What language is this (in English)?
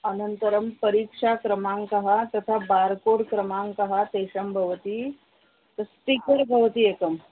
Sanskrit